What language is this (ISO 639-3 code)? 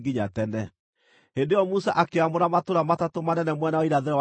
kik